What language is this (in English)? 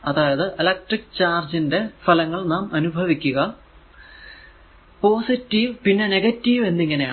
Malayalam